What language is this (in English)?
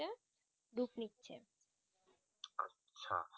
Bangla